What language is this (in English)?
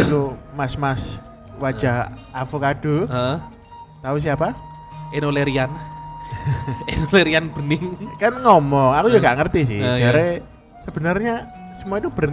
Indonesian